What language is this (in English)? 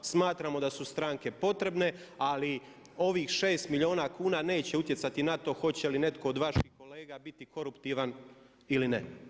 Croatian